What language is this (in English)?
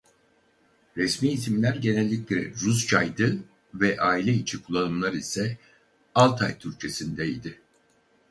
Turkish